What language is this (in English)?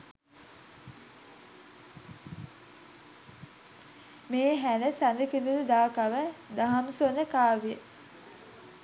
Sinhala